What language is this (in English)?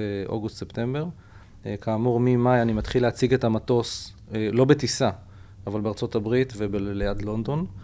Hebrew